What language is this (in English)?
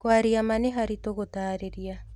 Kikuyu